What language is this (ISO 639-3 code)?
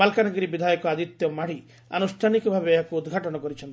ori